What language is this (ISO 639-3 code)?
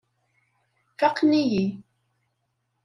kab